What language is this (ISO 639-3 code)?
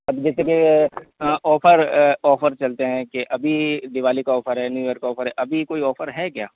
hin